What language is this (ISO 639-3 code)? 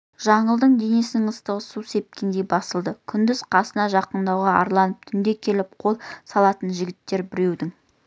kaz